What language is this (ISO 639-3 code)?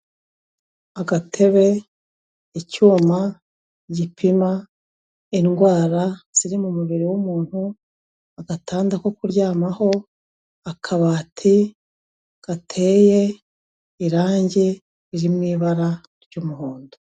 kin